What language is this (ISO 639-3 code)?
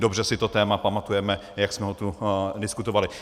ces